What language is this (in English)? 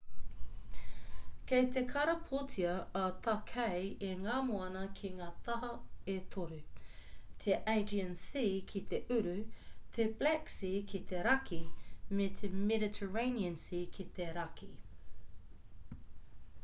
Māori